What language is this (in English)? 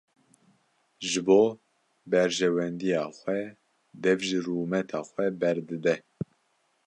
Kurdish